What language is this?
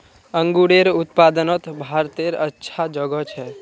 Magahi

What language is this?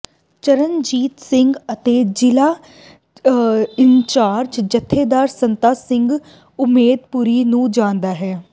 Punjabi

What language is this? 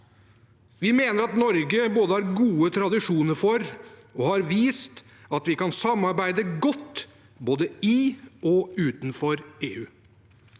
Norwegian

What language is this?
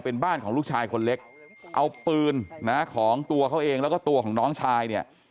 Thai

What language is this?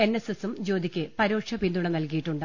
Malayalam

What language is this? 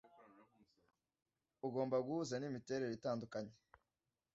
Kinyarwanda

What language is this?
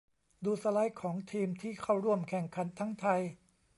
Thai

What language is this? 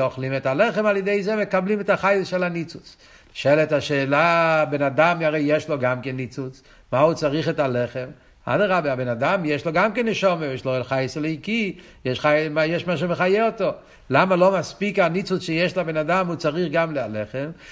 Hebrew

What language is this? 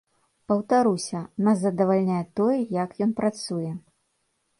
Belarusian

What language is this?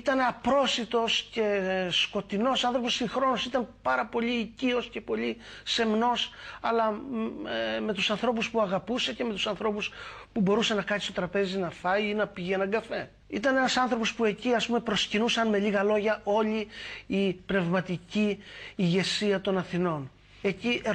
Greek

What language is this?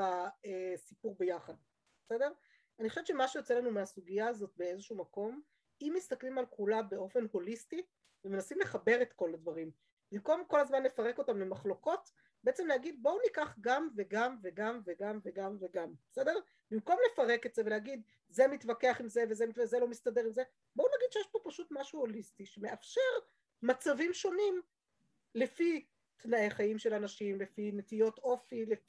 Hebrew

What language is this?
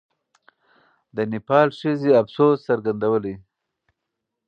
Pashto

